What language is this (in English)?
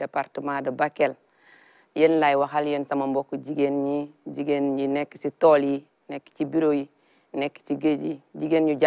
French